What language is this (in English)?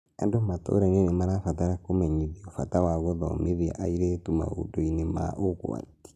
Kikuyu